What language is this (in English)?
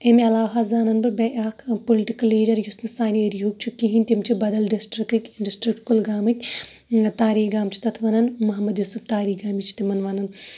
Kashmiri